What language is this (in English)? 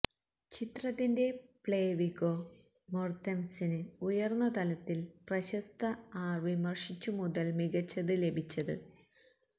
Malayalam